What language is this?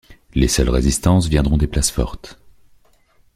French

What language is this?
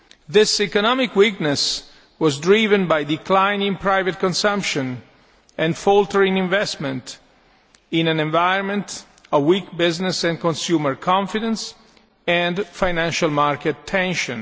English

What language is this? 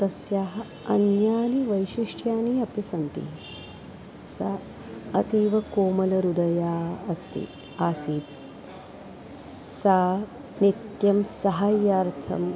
Sanskrit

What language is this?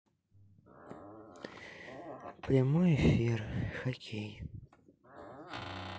Russian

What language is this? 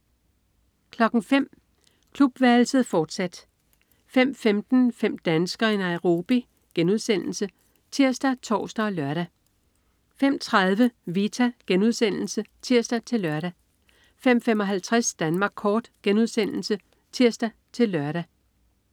Danish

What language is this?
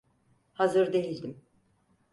Turkish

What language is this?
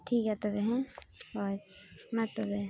Santali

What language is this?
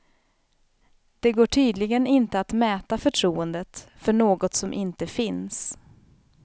Swedish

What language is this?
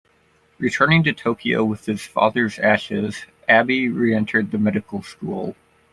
English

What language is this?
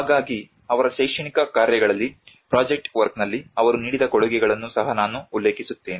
Kannada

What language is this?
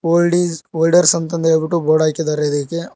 Kannada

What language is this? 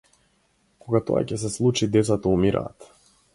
Macedonian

